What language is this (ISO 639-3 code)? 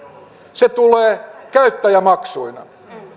fin